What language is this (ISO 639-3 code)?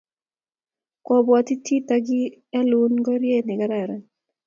kln